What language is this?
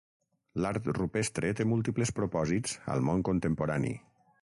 Catalan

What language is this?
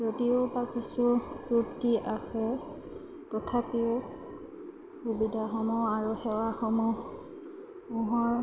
Assamese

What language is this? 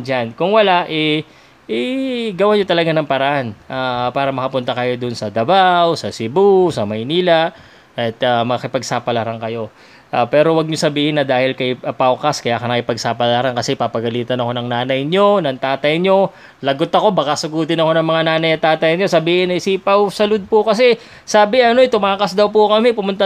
Filipino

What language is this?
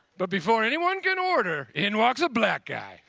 English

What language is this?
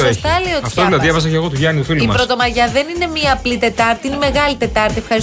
Greek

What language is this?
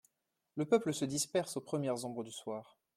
French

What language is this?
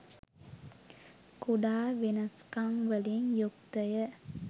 Sinhala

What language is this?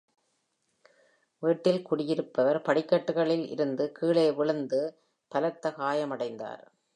Tamil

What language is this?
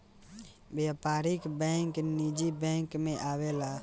Bhojpuri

